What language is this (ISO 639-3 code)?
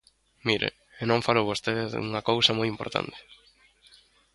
glg